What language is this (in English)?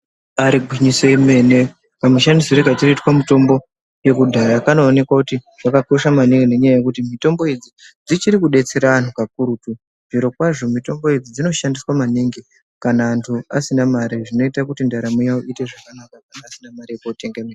Ndau